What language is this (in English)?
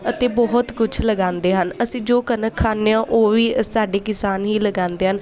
Punjabi